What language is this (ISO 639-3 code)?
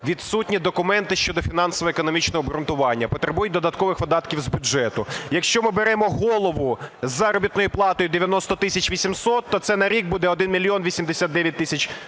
ukr